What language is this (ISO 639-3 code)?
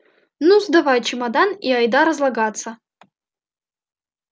rus